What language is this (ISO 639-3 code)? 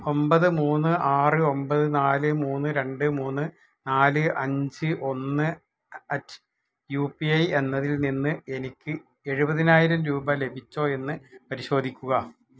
mal